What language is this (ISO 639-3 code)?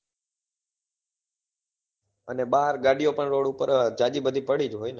guj